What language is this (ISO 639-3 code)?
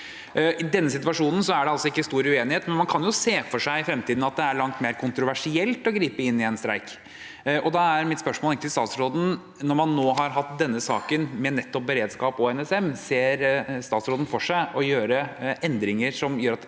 nor